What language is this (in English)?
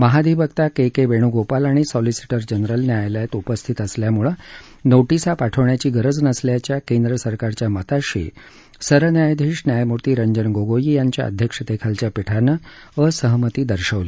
Marathi